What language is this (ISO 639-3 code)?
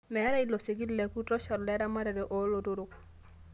mas